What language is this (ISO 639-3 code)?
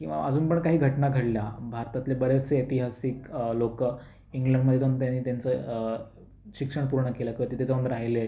mar